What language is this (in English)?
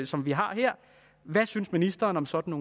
Danish